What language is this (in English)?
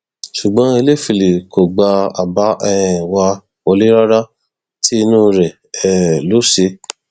Yoruba